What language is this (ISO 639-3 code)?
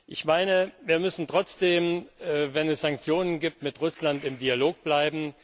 deu